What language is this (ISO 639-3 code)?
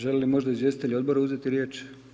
hrv